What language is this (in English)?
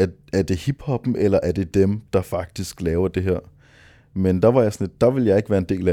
Danish